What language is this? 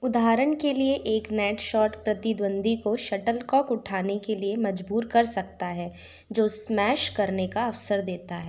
Hindi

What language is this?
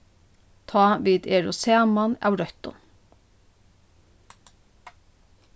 Faroese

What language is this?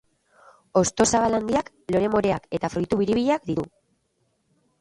Basque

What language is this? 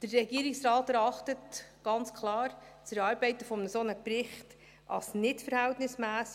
Swiss German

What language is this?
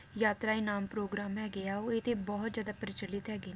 Punjabi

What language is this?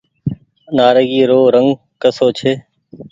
Goaria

